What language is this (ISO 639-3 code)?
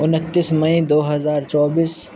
urd